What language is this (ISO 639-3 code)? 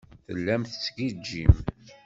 kab